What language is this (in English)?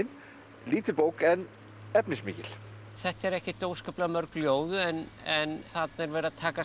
Icelandic